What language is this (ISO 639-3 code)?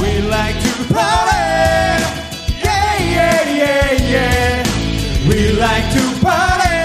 kor